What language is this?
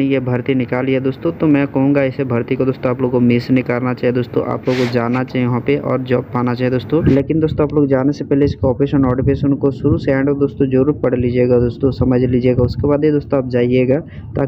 Hindi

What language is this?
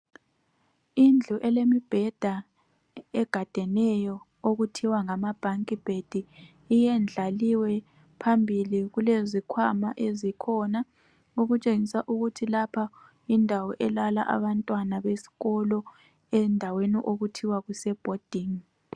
North Ndebele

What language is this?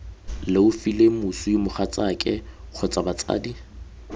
Tswana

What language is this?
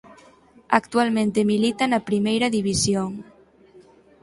Galician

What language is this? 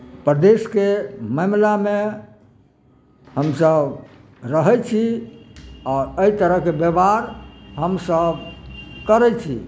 Maithili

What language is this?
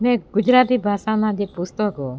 Gujarati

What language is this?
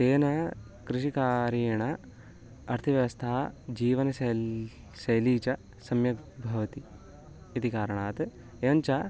Sanskrit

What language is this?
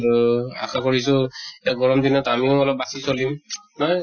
Assamese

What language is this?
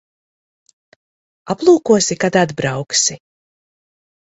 Latvian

